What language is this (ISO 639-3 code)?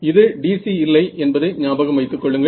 tam